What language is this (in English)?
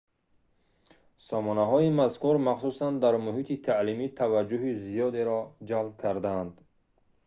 Tajik